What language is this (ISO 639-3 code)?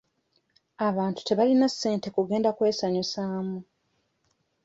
lug